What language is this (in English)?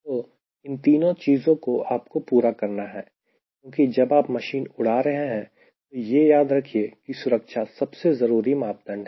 Hindi